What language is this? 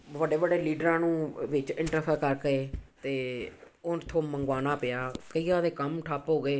Punjabi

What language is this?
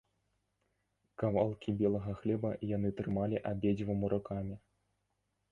Belarusian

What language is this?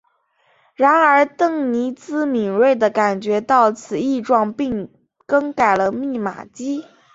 Chinese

